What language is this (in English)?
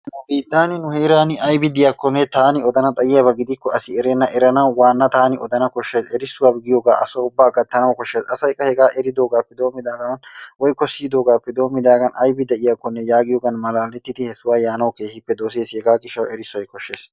Wolaytta